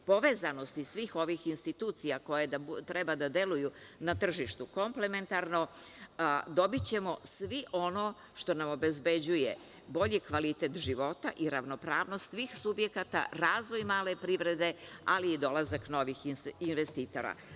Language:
Serbian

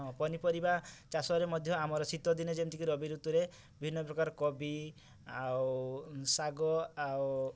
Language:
Odia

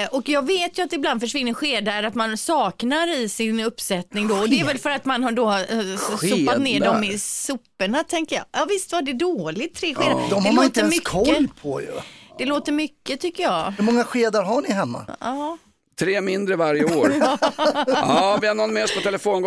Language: Swedish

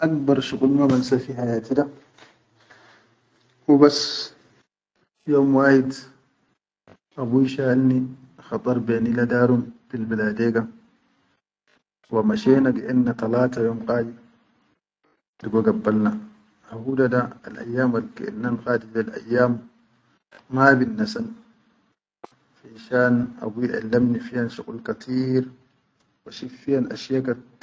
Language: Chadian Arabic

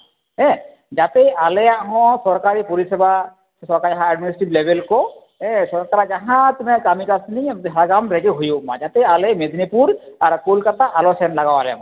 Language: Santali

